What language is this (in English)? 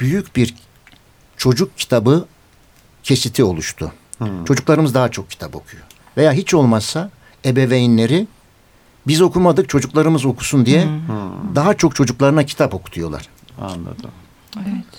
Turkish